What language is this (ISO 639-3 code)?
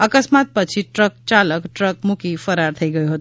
guj